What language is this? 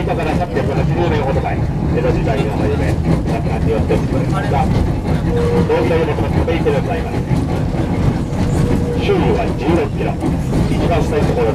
Japanese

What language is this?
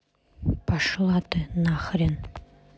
Russian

